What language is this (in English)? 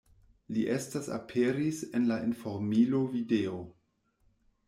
Esperanto